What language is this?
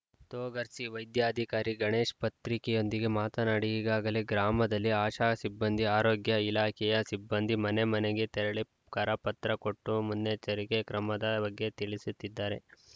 Kannada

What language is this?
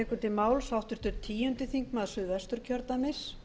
Icelandic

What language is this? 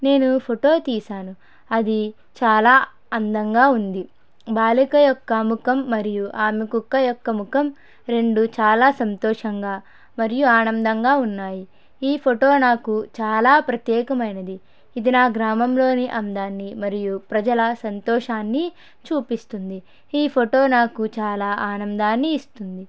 Telugu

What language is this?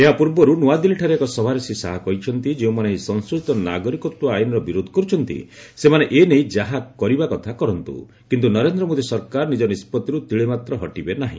Odia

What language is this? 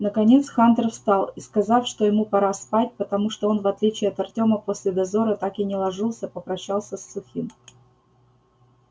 Russian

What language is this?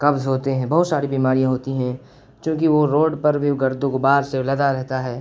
Urdu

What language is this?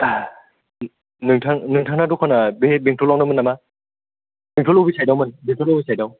Bodo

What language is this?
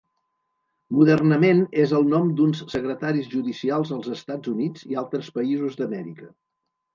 Catalan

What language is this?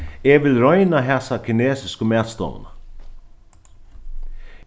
Faroese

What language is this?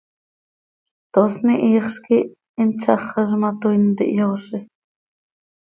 Seri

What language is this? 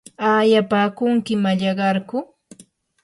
Yanahuanca Pasco Quechua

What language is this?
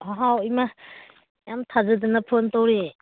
Manipuri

